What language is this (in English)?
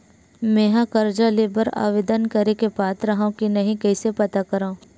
Chhattisgarhi